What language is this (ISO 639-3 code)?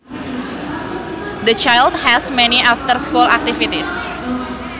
sun